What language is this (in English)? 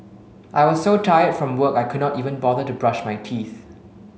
English